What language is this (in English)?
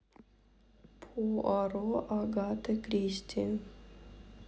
Russian